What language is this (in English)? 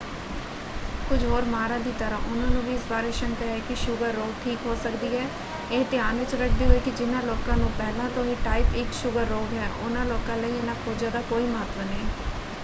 Punjabi